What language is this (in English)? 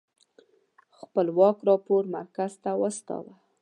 Pashto